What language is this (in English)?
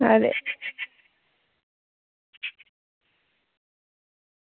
Dogri